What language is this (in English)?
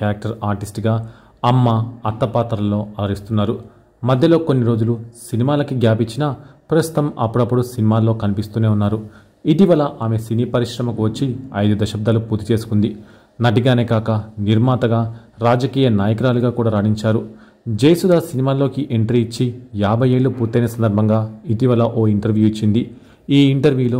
Telugu